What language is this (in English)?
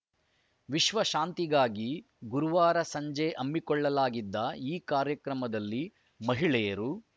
Kannada